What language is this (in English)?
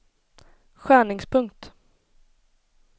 Swedish